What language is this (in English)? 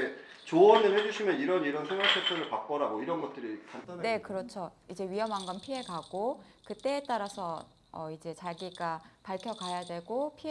Korean